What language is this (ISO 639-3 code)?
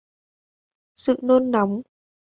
vie